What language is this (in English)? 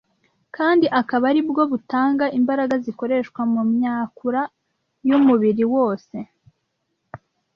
Kinyarwanda